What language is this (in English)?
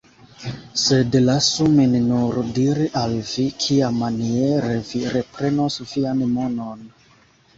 Esperanto